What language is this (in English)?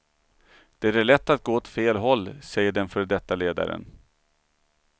Swedish